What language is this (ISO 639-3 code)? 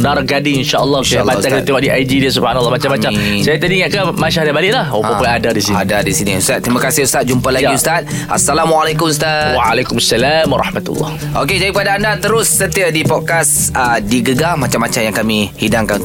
msa